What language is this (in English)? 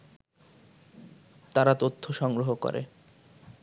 Bangla